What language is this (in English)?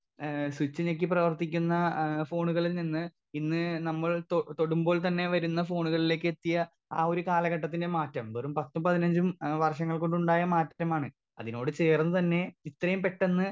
Malayalam